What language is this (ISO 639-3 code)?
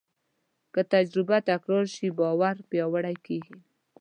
pus